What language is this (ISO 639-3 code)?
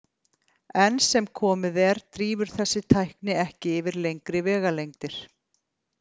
isl